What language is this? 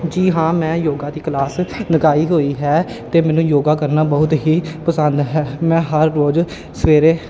Punjabi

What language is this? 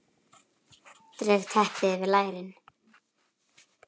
Icelandic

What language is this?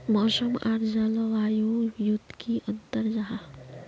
Magahi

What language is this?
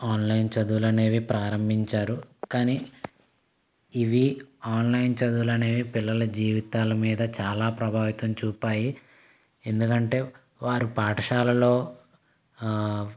Telugu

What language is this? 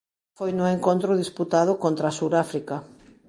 Galician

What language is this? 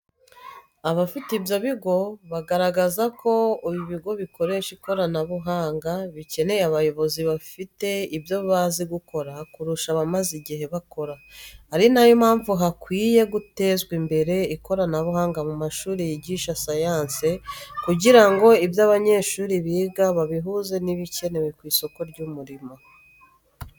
Kinyarwanda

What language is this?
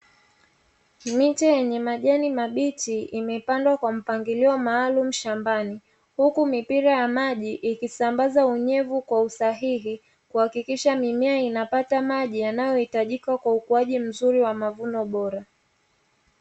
Swahili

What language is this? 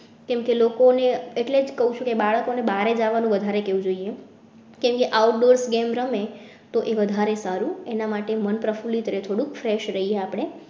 Gujarati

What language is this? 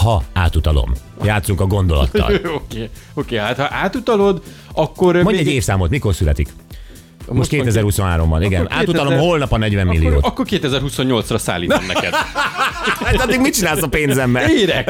Hungarian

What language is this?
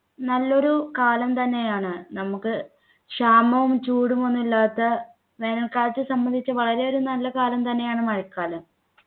Malayalam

